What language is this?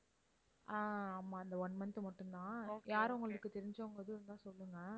Tamil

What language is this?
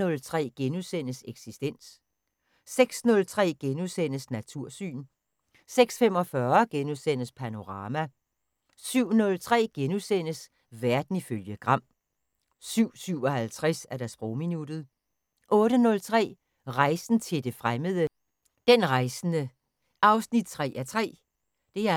Danish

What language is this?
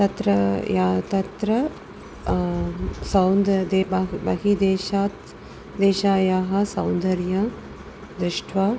Sanskrit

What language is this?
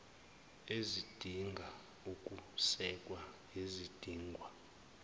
Zulu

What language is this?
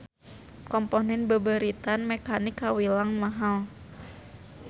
Sundanese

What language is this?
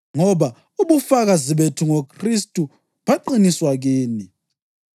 North Ndebele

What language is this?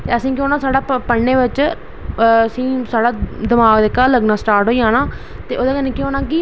Dogri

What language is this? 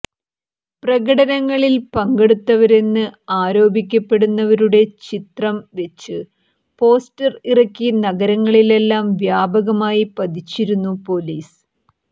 Malayalam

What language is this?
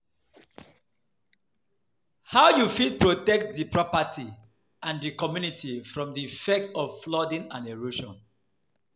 Nigerian Pidgin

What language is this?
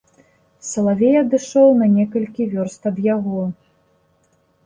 Belarusian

